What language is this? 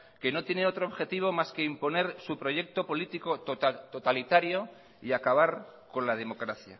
Spanish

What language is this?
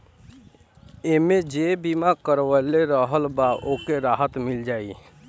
Bhojpuri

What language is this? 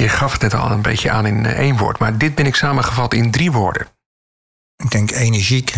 Dutch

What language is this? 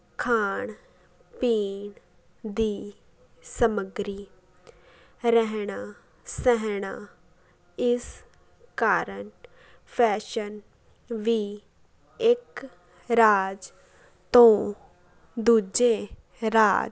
Punjabi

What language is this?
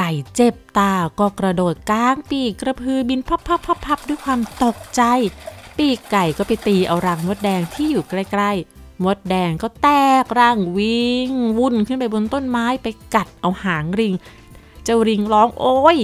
Thai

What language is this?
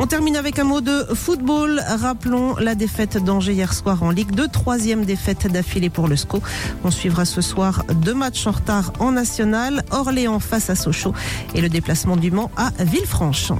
French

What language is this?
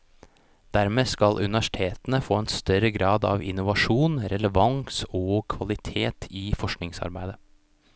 Norwegian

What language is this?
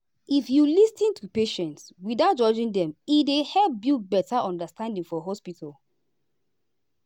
Nigerian Pidgin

